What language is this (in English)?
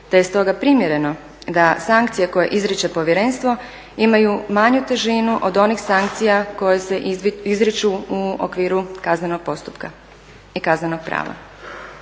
Croatian